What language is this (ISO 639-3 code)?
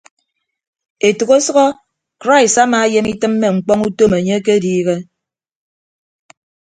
ibb